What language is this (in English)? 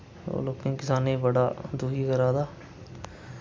Dogri